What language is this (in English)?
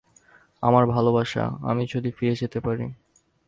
Bangla